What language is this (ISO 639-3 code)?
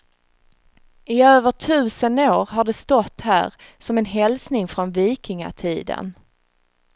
swe